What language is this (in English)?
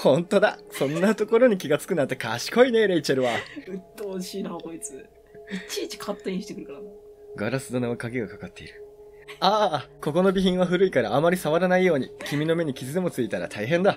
Japanese